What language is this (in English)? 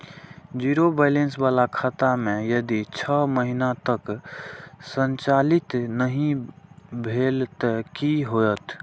Maithili